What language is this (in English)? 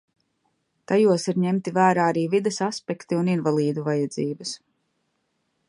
Latvian